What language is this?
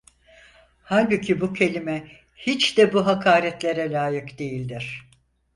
Turkish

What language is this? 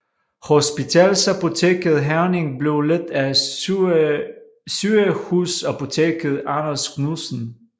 Danish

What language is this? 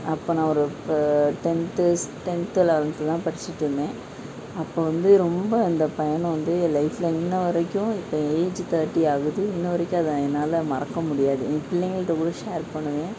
Tamil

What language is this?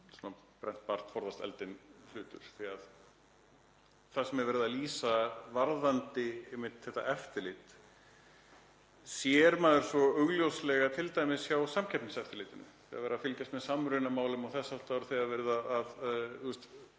Icelandic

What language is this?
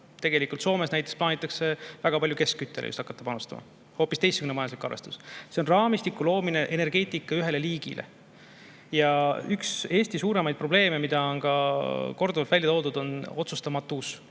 Estonian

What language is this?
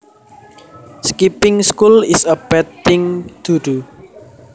Javanese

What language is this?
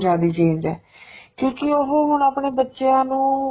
Punjabi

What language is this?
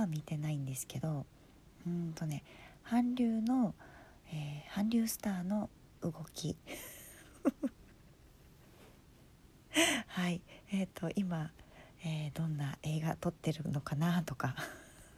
Japanese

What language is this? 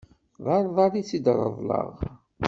Kabyle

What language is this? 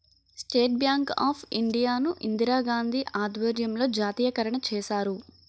Telugu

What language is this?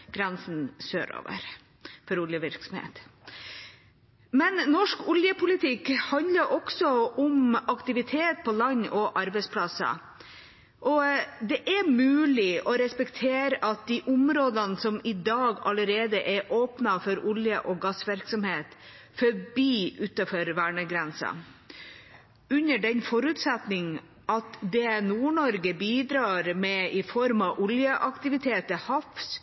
Norwegian Bokmål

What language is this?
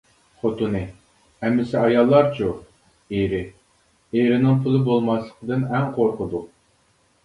Uyghur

